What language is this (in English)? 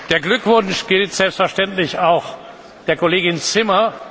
German